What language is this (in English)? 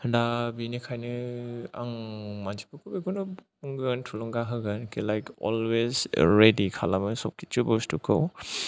Bodo